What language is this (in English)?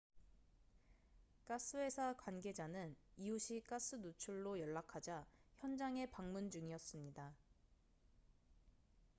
Korean